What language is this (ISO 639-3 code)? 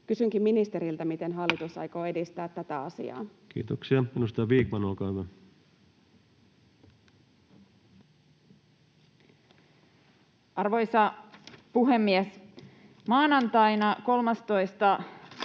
fin